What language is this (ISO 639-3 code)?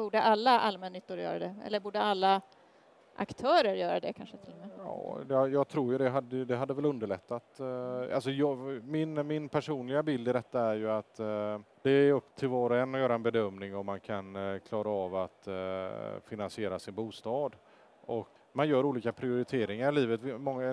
swe